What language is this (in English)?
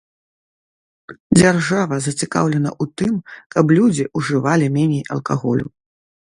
Belarusian